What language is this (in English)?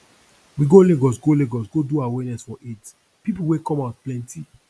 Nigerian Pidgin